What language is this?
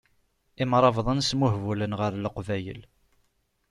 Kabyle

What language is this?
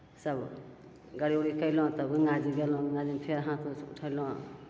Maithili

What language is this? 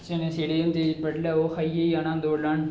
Dogri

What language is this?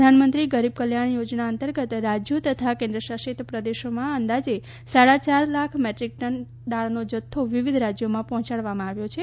Gujarati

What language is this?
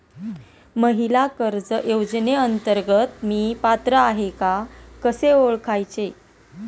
Marathi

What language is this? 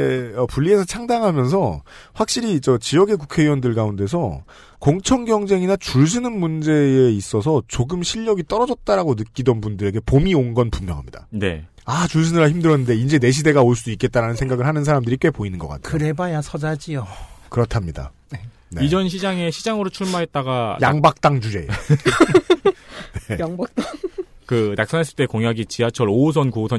Korean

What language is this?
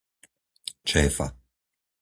Slovak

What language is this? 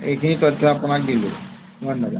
Assamese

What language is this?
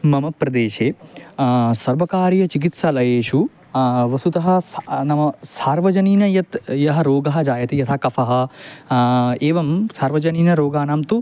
Sanskrit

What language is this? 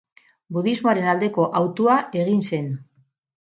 Basque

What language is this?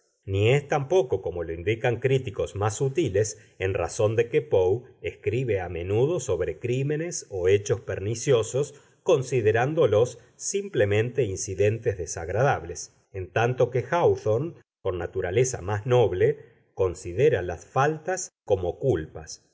Spanish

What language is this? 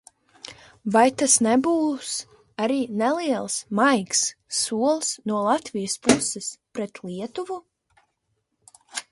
Latvian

